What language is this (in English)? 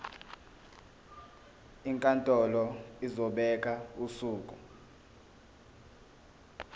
Zulu